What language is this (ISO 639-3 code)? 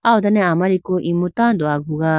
clk